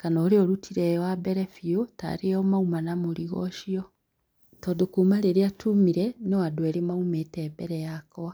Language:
Kikuyu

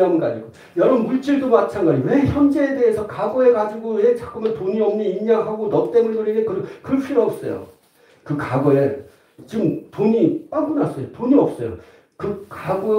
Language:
Korean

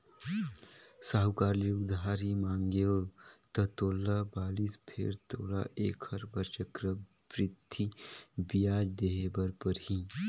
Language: Chhattisgarhi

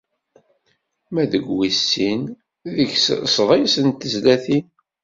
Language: Kabyle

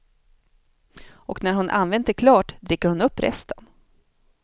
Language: Swedish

